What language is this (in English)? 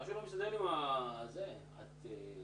Hebrew